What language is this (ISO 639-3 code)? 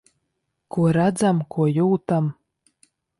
lav